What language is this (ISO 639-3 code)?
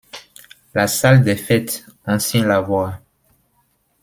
fra